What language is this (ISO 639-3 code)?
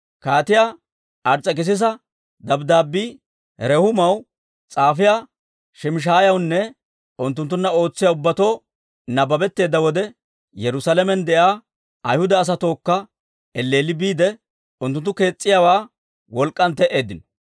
dwr